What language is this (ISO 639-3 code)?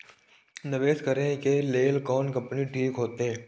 mai